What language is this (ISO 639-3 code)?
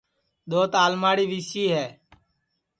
ssi